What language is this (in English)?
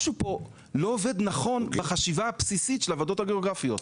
Hebrew